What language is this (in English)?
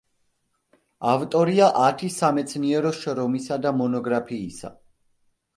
Georgian